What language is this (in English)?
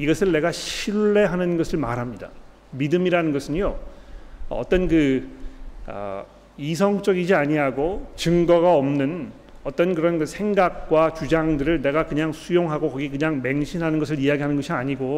Korean